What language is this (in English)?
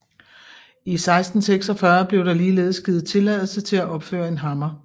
Danish